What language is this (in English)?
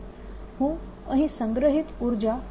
Gujarati